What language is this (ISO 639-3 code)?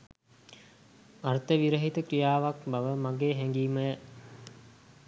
sin